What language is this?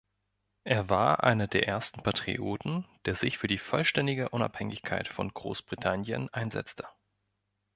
German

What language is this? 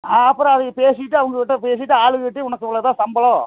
Tamil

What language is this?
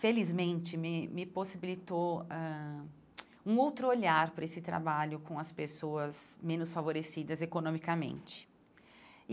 Portuguese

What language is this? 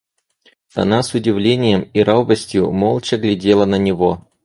Russian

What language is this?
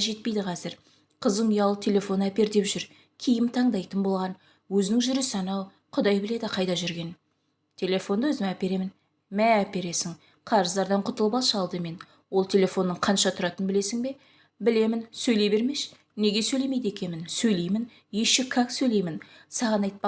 Turkish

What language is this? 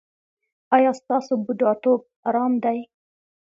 Pashto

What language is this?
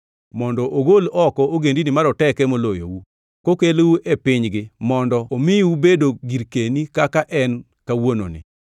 Luo (Kenya and Tanzania)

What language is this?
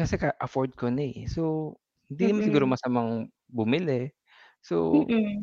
Filipino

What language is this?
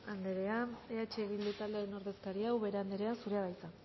Basque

